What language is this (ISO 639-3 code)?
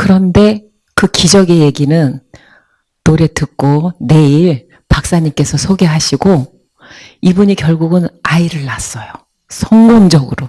kor